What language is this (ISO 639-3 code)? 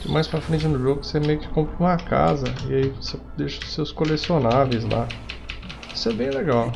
por